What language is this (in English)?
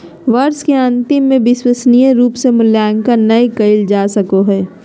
Magahi